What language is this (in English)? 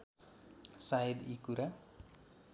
Nepali